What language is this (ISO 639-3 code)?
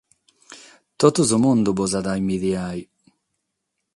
srd